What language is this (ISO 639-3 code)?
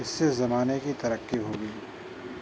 urd